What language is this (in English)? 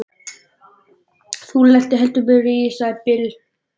Icelandic